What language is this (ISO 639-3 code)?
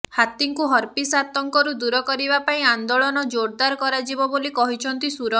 ori